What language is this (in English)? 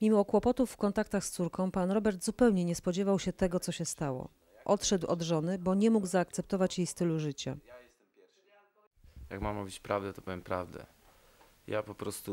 Polish